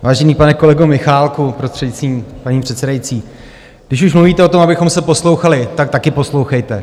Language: Czech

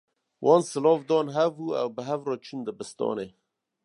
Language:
Kurdish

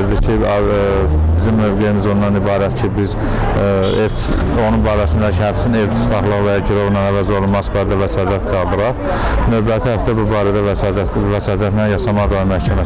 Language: Azerbaijani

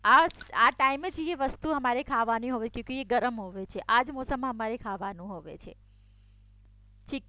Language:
Gujarati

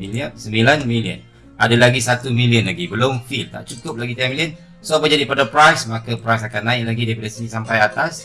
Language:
Malay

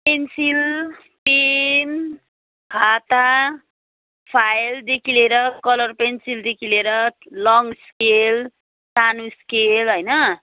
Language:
Nepali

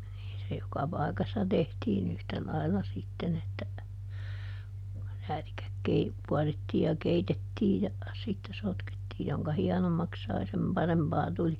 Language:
Finnish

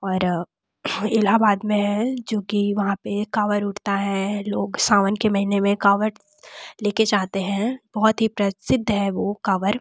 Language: Hindi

